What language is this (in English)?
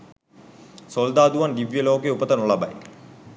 Sinhala